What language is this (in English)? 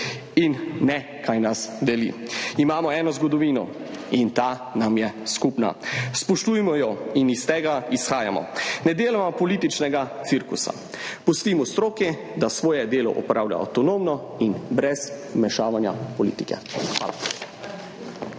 Slovenian